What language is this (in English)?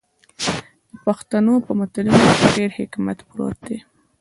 Pashto